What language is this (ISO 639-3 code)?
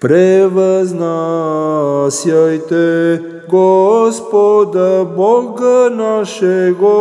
ron